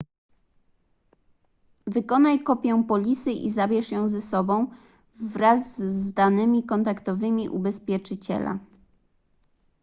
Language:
Polish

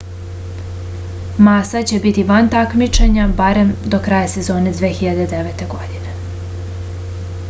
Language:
Serbian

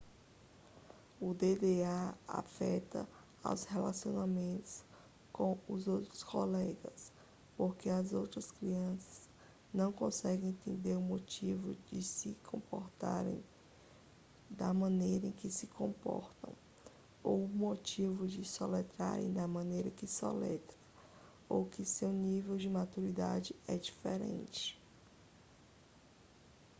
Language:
Portuguese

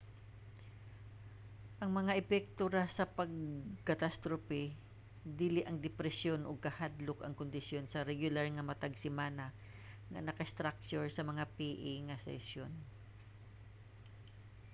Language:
Cebuano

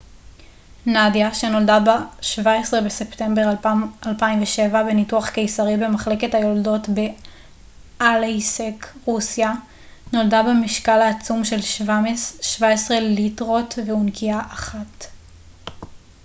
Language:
Hebrew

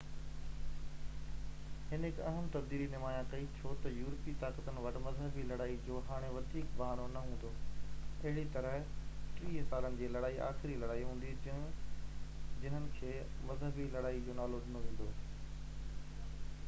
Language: Sindhi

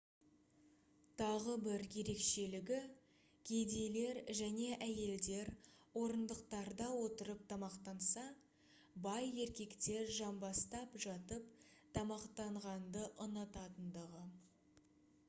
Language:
Kazakh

